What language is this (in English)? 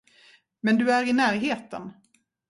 Swedish